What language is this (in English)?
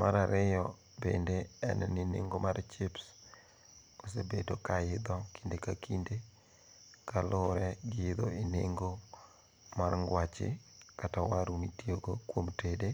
Luo (Kenya and Tanzania)